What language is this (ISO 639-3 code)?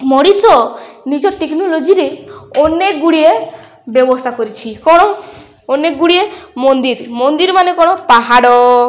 ori